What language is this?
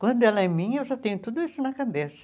Portuguese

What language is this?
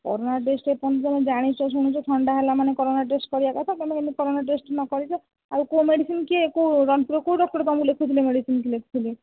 Odia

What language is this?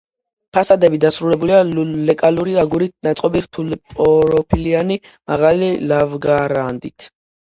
Georgian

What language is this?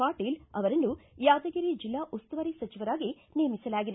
Kannada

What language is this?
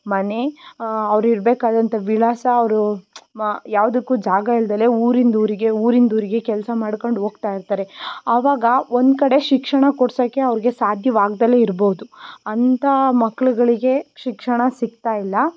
Kannada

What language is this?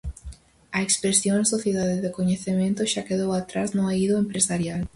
Galician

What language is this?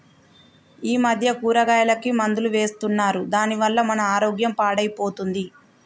Telugu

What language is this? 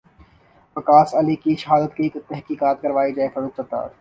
Urdu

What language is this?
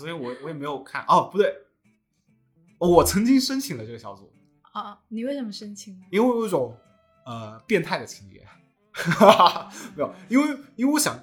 Chinese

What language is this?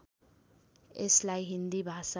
Nepali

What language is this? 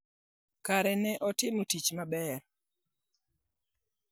Luo (Kenya and Tanzania)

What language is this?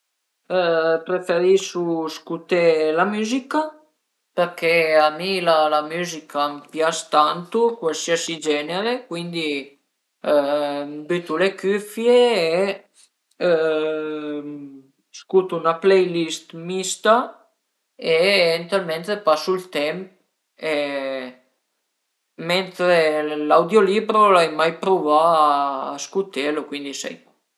Piedmontese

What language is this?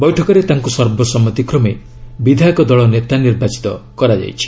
Odia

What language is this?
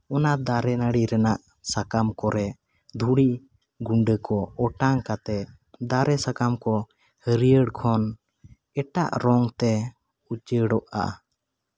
Santali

